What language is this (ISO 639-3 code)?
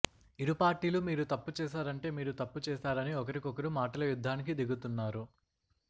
tel